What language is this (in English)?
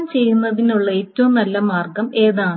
Malayalam